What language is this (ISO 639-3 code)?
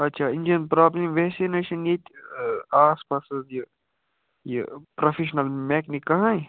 kas